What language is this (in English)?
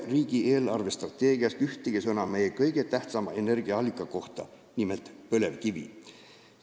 Estonian